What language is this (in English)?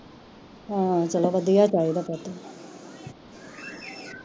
Punjabi